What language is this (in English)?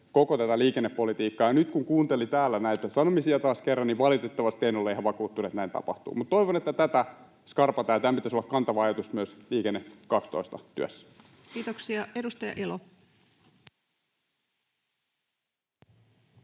Finnish